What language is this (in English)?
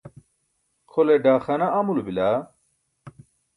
Burushaski